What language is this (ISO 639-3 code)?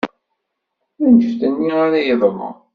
kab